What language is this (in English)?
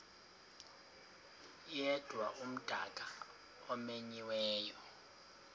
Xhosa